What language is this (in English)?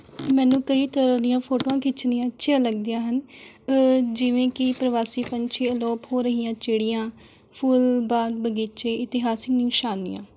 Punjabi